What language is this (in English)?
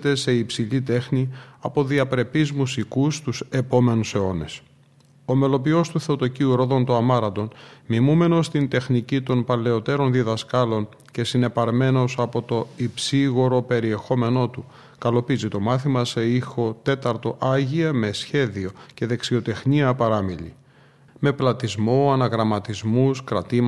Greek